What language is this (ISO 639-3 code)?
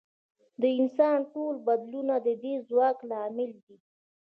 pus